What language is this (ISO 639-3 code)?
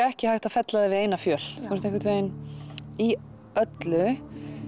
isl